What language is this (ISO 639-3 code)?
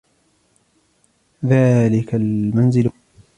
ara